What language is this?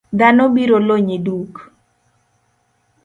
Luo (Kenya and Tanzania)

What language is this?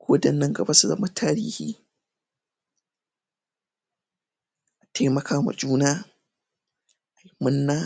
Hausa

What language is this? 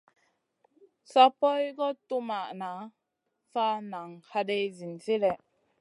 Masana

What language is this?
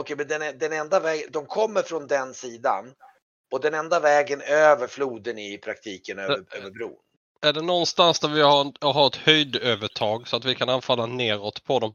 Swedish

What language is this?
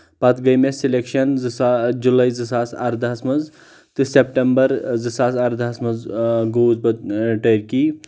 Kashmiri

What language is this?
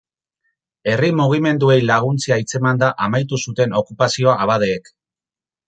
Basque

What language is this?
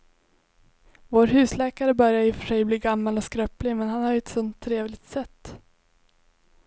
Swedish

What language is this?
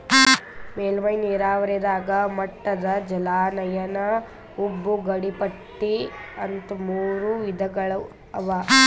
Kannada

